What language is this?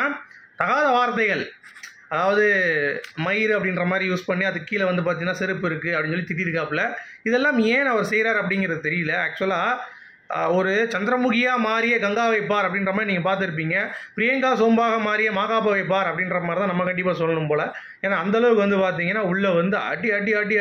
Tamil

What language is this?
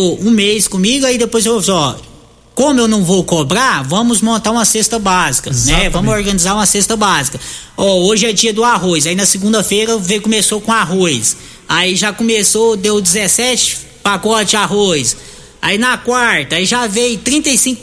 Portuguese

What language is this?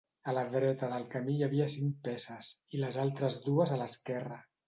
Catalan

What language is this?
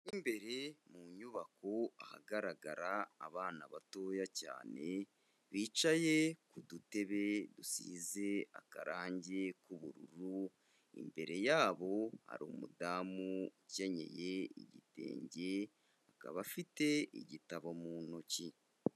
Kinyarwanda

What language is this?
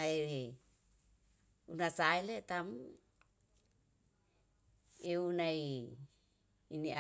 Yalahatan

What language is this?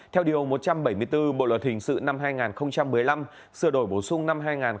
Vietnamese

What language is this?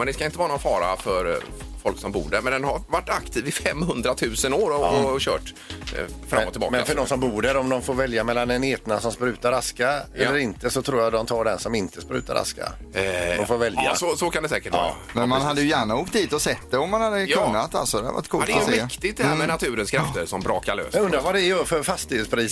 Swedish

